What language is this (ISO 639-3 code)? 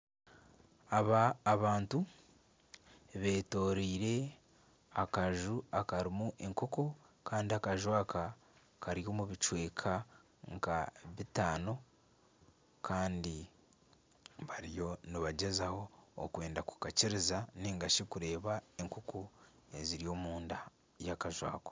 nyn